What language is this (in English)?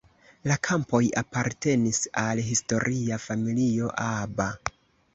Esperanto